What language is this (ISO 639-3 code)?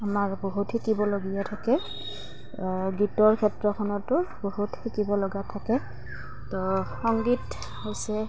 asm